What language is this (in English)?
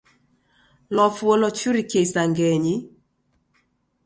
Taita